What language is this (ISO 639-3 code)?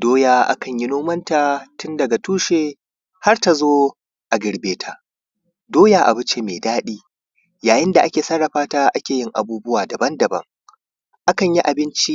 hau